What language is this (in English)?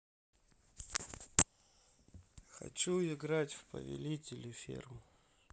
Russian